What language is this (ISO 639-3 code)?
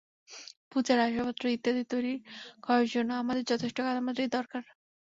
ben